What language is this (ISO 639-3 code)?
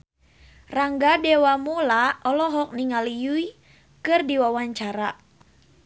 sun